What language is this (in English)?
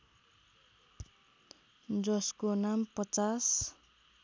Nepali